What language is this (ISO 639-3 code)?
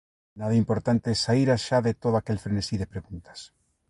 glg